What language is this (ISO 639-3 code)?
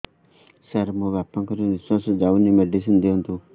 ori